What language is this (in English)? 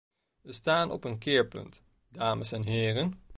Dutch